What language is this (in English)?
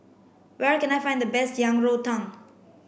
English